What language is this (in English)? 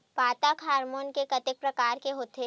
Chhattisgarhi